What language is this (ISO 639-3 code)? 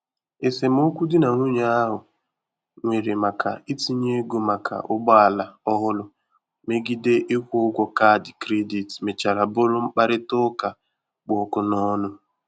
ibo